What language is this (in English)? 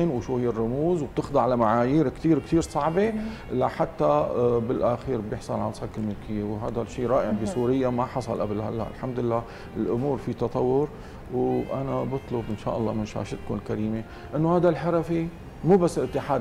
Arabic